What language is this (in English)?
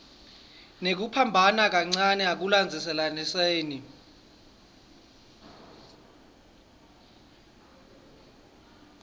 Swati